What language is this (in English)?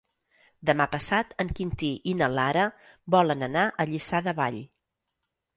Catalan